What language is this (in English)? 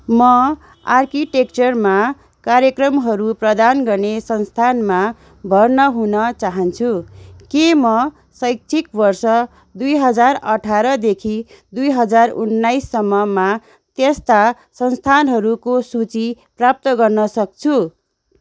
Nepali